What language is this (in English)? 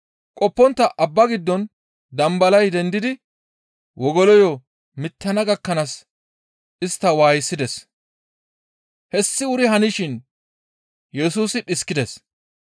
Gamo